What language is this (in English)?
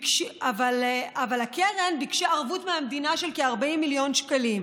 Hebrew